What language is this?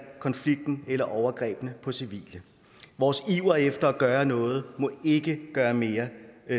Danish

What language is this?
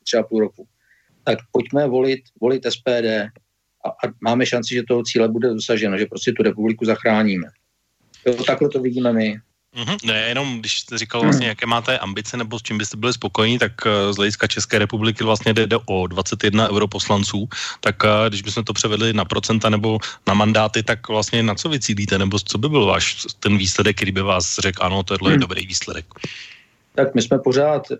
Czech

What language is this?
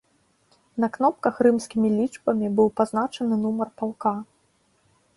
Belarusian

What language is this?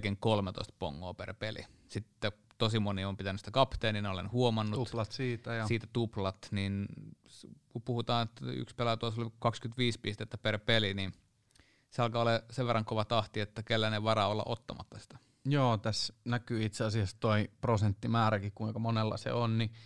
Finnish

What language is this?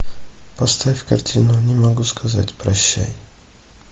Russian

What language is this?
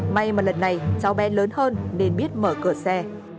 Vietnamese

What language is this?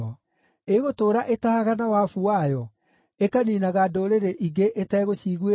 Kikuyu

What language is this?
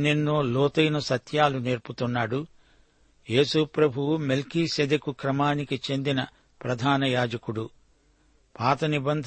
Telugu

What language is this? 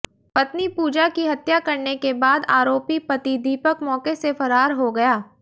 Hindi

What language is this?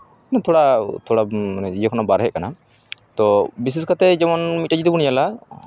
Santali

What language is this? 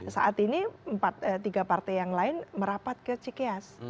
Indonesian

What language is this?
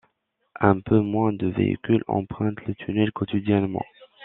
French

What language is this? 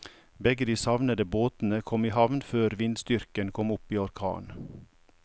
Norwegian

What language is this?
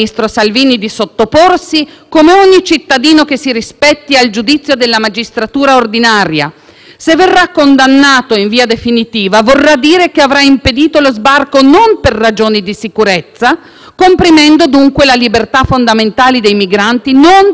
Italian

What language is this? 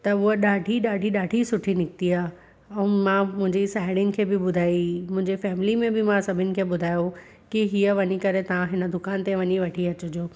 Sindhi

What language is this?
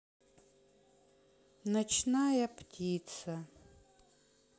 Russian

